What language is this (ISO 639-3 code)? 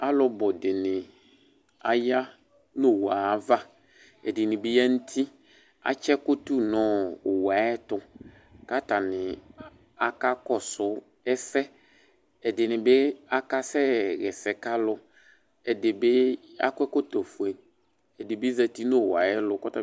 kpo